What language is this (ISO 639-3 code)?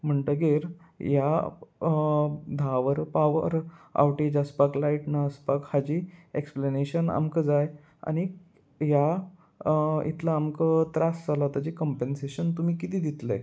kok